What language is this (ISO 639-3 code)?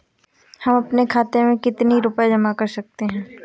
hin